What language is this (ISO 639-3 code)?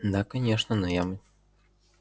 rus